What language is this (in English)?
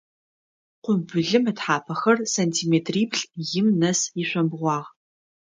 Adyghe